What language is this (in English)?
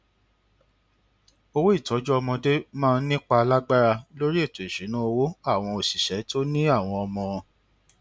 Yoruba